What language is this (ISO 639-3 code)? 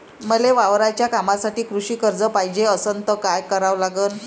mar